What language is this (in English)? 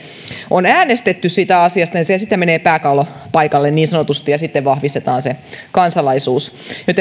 Finnish